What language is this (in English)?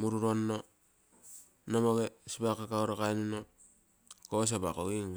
Terei